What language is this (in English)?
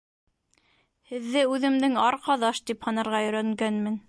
Bashkir